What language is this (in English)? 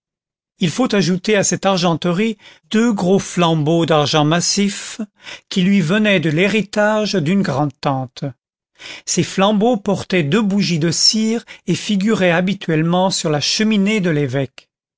French